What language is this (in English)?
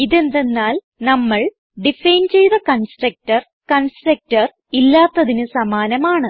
Malayalam